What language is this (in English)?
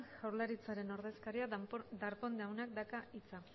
Basque